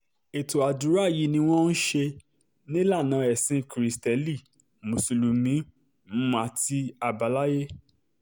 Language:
Yoruba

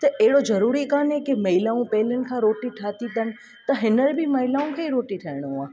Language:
Sindhi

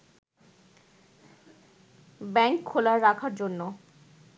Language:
Bangla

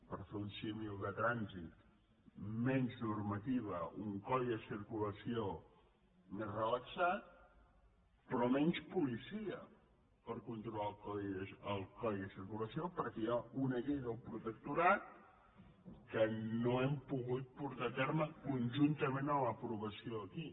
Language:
Catalan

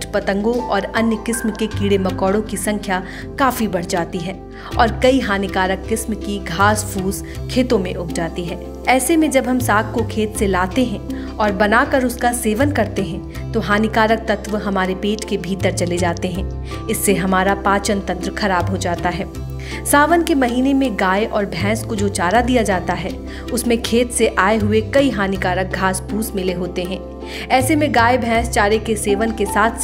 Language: Hindi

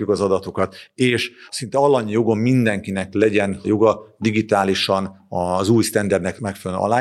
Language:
Hungarian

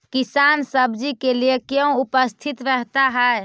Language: Magahi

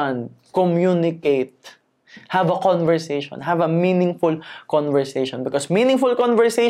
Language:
Filipino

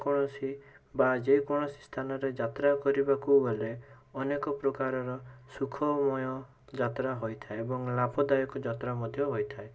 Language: Odia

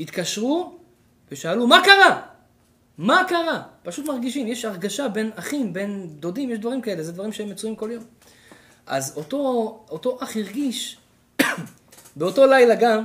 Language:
Hebrew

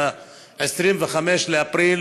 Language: Hebrew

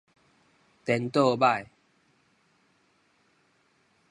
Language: Min Nan Chinese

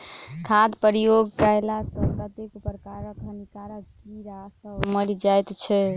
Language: Maithili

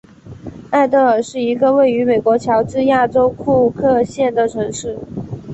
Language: Chinese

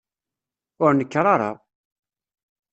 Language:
Kabyle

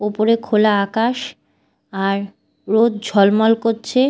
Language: Bangla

